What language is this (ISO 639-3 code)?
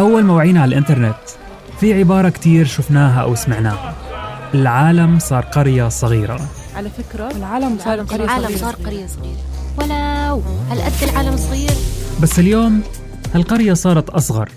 ara